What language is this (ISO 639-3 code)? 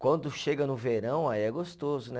por